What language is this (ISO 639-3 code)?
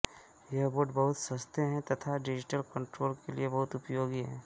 hin